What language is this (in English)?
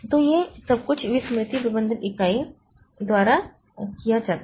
Hindi